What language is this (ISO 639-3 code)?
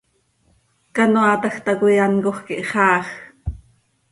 sei